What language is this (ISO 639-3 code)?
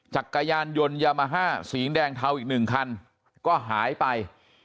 tha